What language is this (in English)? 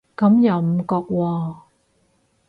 Cantonese